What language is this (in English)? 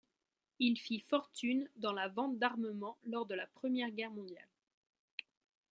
French